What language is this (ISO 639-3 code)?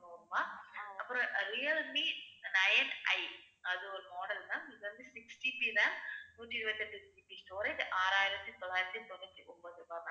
tam